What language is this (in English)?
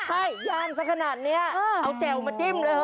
Thai